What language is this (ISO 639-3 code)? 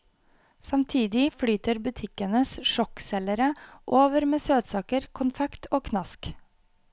nor